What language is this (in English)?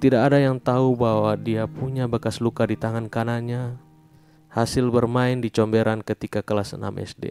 Indonesian